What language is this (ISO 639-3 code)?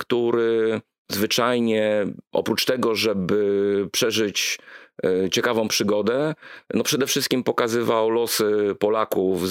pol